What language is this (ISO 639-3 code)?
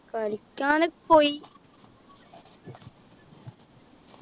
mal